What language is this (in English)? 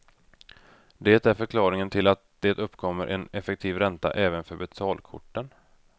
Swedish